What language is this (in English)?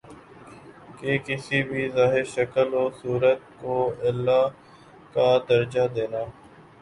Urdu